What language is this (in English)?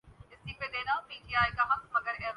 Urdu